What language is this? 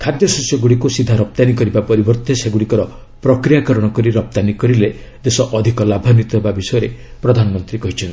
Odia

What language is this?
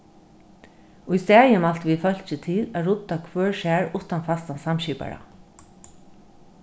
Faroese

